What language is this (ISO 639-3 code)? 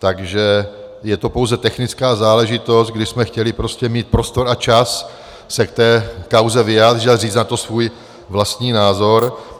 ces